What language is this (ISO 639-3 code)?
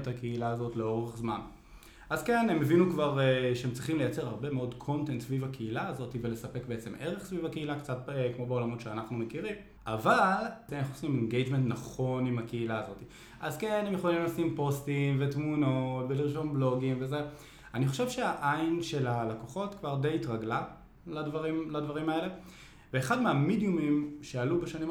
heb